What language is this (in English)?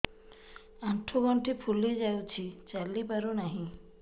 Odia